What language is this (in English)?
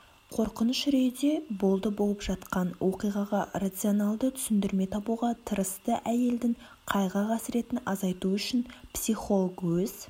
Kazakh